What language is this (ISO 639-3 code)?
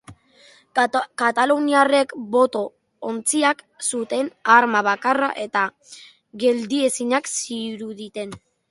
eus